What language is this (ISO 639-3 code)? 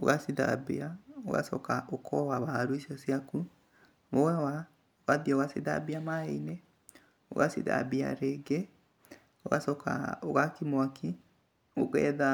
kik